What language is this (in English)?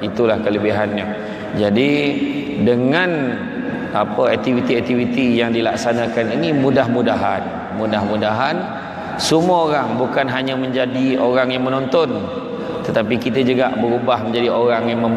Malay